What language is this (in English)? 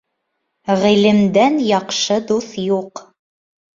Bashkir